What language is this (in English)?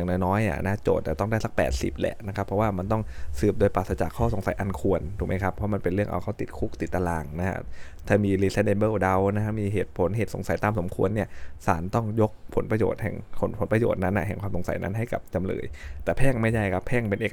Thai